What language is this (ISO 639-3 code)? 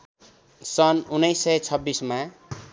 nep